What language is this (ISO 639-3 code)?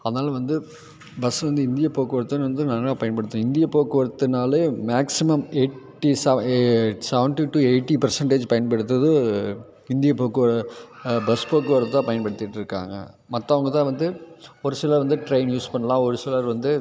tam